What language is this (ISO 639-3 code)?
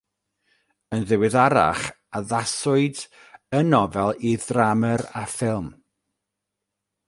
cym